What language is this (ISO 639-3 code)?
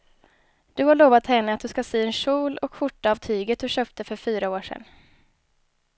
swe